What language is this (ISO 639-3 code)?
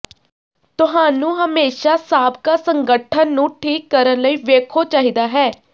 pan